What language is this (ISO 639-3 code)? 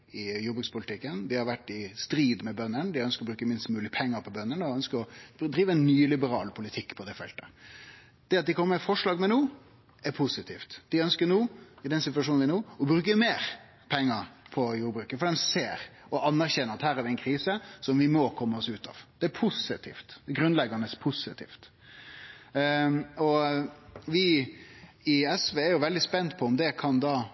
nno